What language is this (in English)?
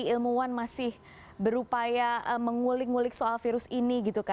Indonesian